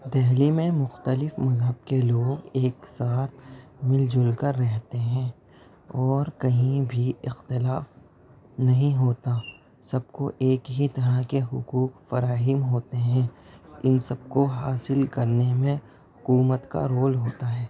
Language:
Urdu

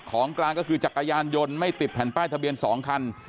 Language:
Thai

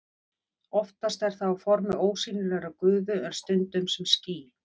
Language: Icelandic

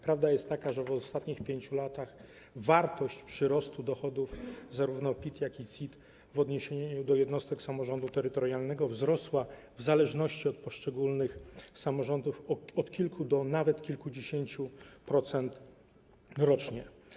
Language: Polish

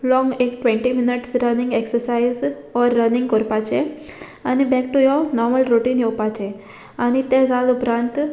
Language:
Konkani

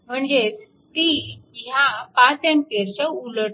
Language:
Marathi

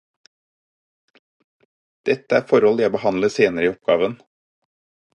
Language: Norwegian Bokmål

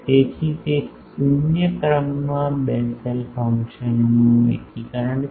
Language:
Gujarati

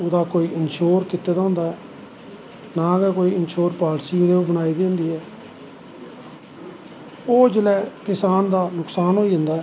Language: Dogri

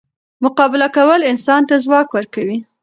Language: Pashto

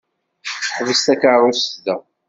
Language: Kabyle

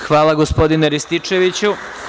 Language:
Serbian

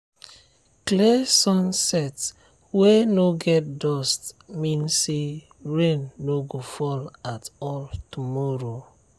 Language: Nigerian Pidgin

